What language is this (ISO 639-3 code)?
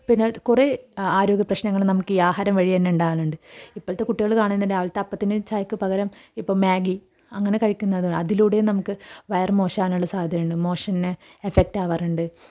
mal